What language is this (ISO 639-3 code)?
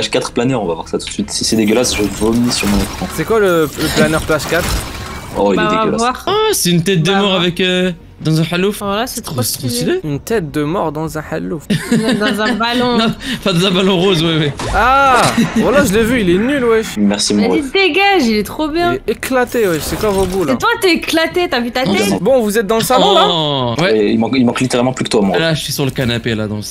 fra